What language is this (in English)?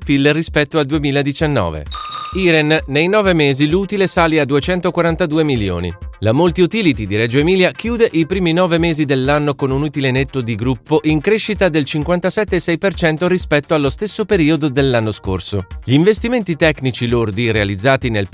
Italian